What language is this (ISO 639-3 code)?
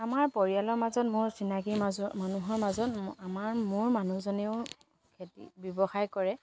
asm